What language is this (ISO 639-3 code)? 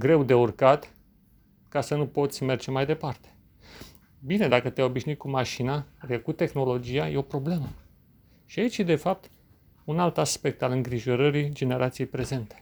ron